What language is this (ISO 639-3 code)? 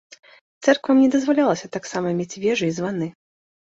bel